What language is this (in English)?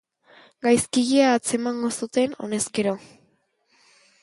Basque